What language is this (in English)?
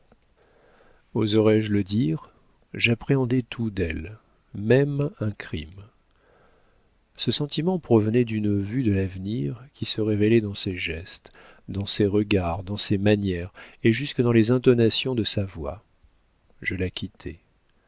French